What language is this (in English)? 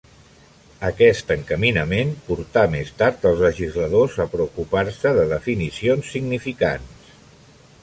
Catalan